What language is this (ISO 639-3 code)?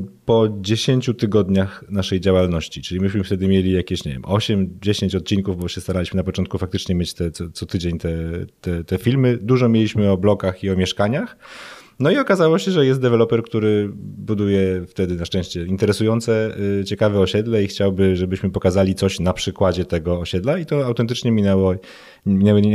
pol